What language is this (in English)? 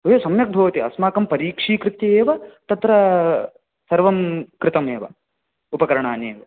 Sanskrit